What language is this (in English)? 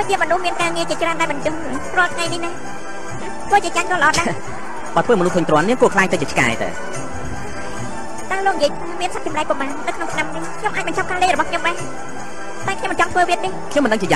Thai